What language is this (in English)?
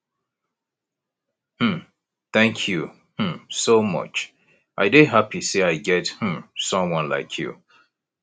Nigerian Pidgin